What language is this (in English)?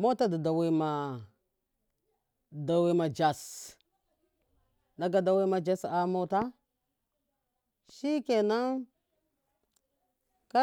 Miya